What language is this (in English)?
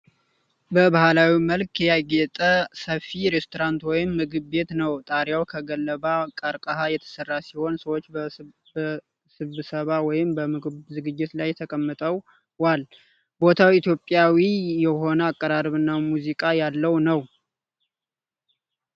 Amharic